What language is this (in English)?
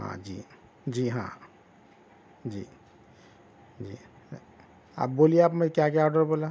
Urdu